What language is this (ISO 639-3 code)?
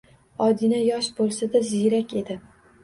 uzb